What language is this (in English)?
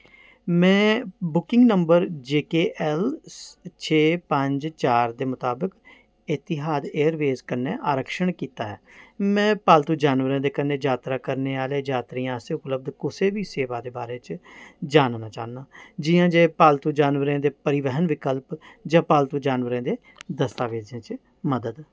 Dogri